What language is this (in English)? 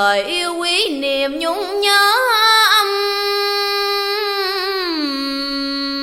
Vietnamese